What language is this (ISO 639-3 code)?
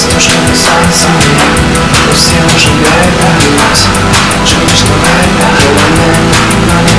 rus